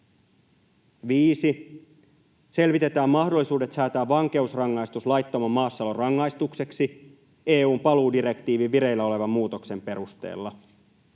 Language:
Finnish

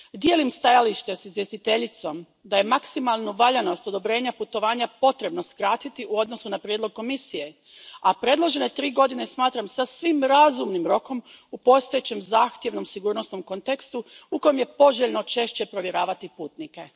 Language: Croatian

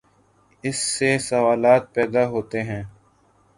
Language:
Urdu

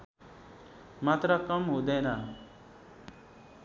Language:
Nepali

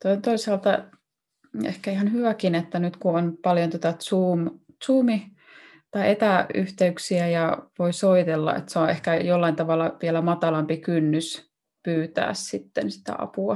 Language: Finnish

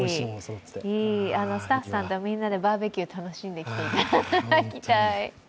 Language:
Japanese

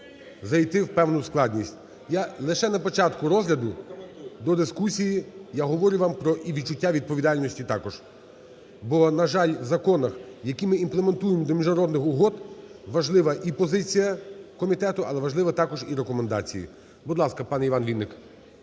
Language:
Ukrainian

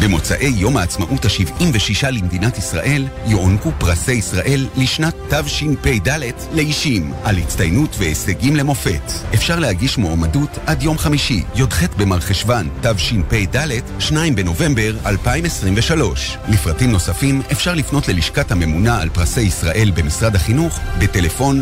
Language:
Hebrew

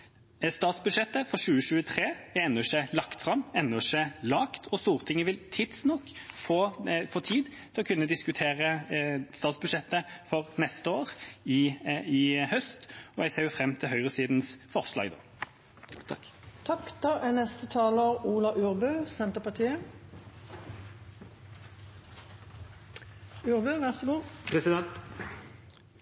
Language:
Norwegian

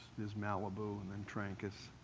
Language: English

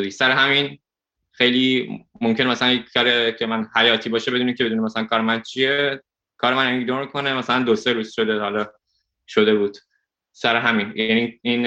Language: Persian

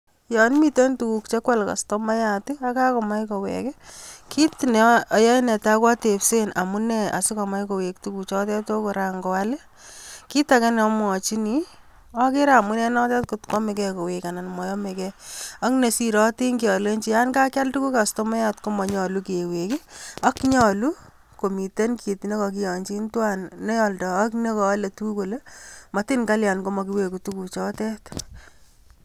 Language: Kalenjin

